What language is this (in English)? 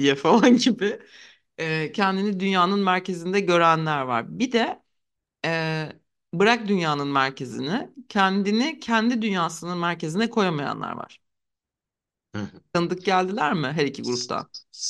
Turkish